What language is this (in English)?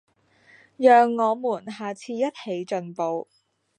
Chinese